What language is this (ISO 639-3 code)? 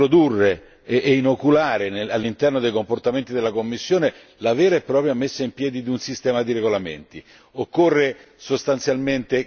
ita